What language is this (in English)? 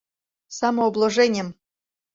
Mari